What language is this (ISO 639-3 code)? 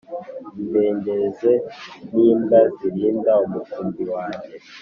kin